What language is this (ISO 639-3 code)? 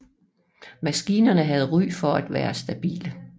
dan